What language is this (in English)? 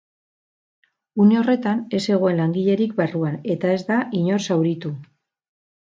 Basque